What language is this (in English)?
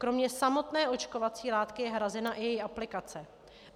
Czech